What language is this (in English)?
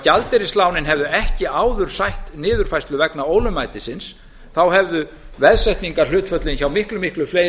Icelandic